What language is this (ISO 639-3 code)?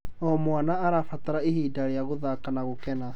kik